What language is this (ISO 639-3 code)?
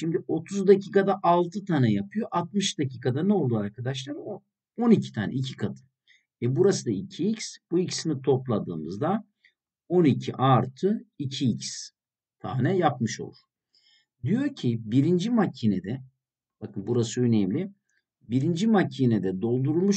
tur